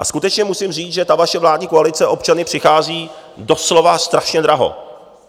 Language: Czech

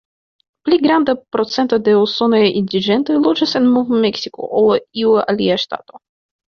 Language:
Esperanto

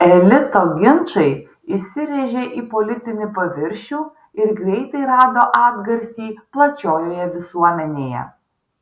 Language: Lithuanian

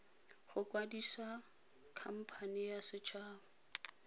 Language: Tswana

